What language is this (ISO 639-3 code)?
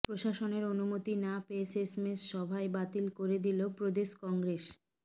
ben